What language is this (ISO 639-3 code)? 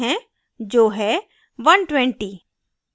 hin